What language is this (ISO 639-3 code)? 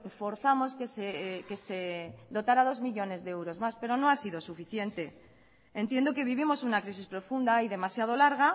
spa